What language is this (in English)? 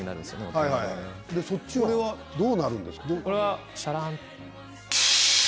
Japanese